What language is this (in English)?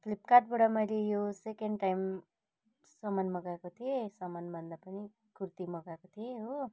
Nepali